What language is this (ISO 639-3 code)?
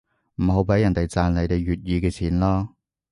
yue